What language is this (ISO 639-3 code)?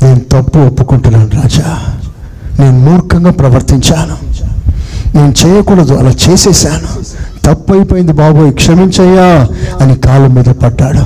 tel